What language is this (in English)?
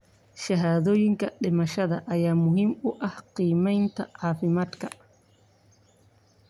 Somali